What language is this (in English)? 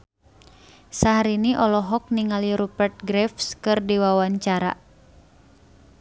Sundanese